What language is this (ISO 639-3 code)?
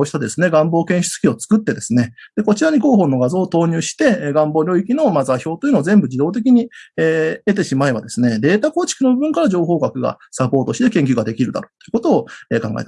jpn